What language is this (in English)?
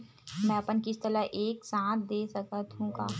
Chhattisgarhi